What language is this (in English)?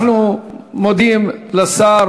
Hebrew